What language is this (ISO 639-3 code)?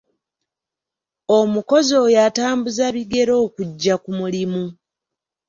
lug